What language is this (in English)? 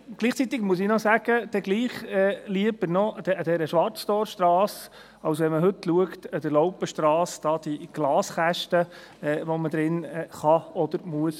Swiss German